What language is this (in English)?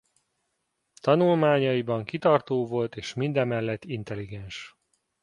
Hungarian